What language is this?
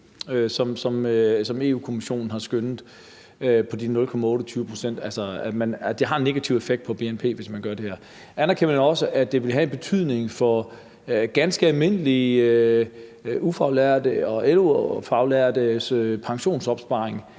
Danish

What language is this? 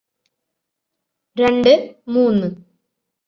Malayalam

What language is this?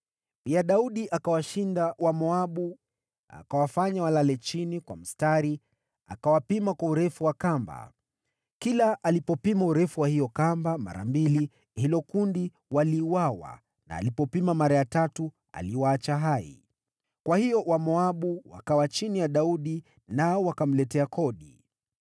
Swahili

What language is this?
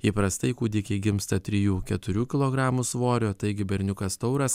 Lithuanian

